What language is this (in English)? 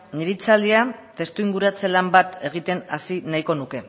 Basque